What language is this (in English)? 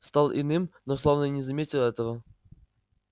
Russian